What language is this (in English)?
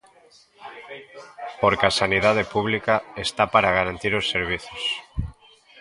Galician